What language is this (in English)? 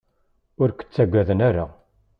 Kabyle